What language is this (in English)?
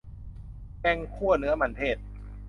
Thai